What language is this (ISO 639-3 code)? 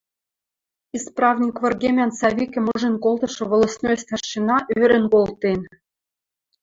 mrj